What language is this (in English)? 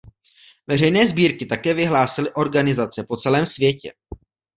Czech